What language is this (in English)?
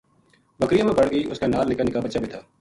Gujari